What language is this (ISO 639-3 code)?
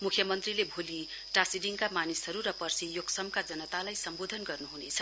nep